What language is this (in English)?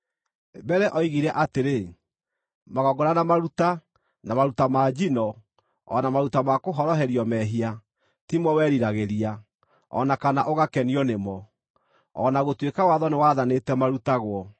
Kikuyu